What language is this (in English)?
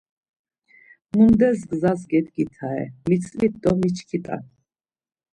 Laz